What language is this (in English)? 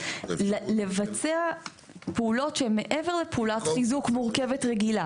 Hebrew